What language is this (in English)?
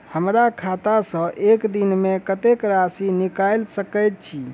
Maithili